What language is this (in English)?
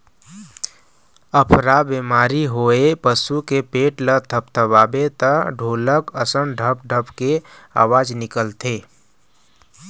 Chhattisgarhi